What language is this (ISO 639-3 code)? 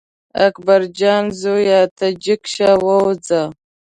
pus